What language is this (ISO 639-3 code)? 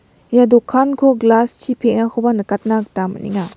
grt